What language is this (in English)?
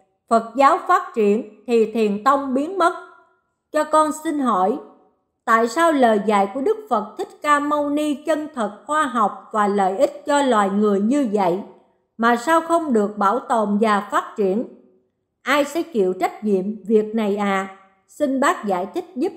Vietnamese